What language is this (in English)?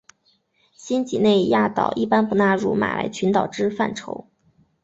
Chinese